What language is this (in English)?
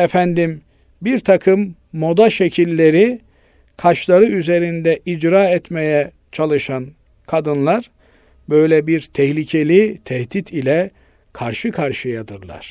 Turkish